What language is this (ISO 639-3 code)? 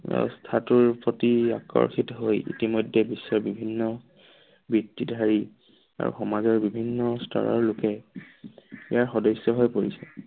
asm